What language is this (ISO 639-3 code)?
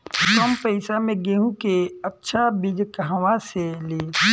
bho